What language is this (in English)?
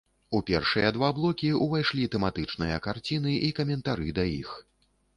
Belarusian